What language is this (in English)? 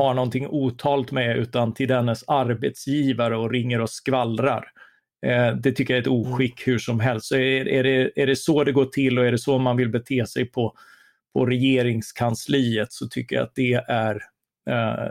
Swedish